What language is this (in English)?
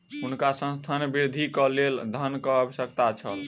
Maithili